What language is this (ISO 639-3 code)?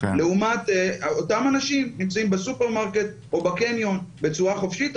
heb